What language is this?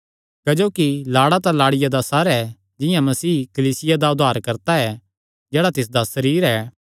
Kangri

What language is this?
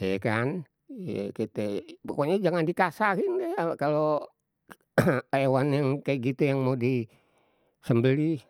Betawi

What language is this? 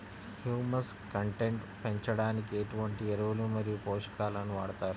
Telugu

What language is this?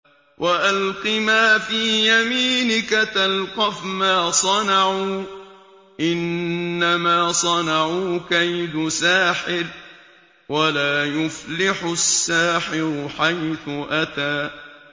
Arabic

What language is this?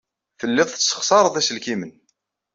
Kabyle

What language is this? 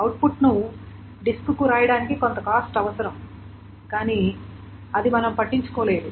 Telugu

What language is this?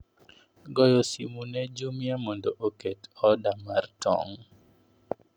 Luo (Kenya and Tanzania)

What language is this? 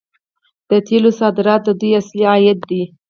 Pashto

